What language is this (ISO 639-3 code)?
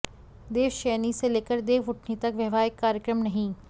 hin